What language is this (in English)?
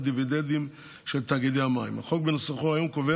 Hebrew